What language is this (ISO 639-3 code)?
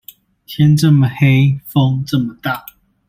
zho